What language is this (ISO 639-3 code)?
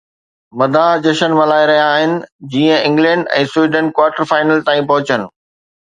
snd